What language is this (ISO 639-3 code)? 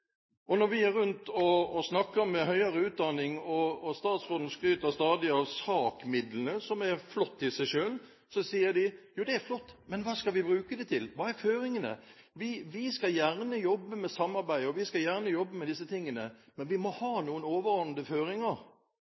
nob